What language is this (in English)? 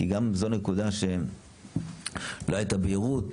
Hebrew